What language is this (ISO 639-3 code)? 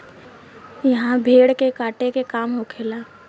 bho